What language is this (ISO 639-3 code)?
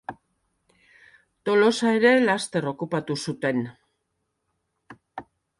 eus